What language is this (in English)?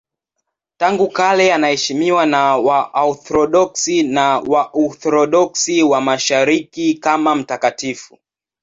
Swahili